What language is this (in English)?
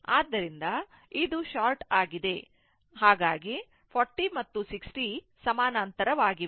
Kannada